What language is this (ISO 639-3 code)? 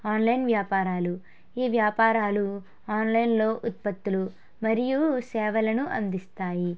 tel